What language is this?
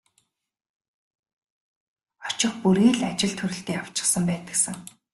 Mongolian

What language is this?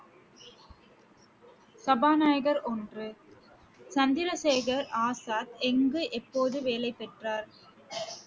Tamil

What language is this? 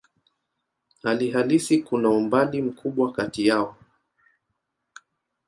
Swahili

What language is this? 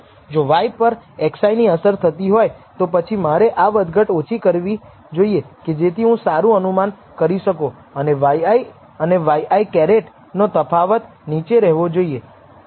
Gujarati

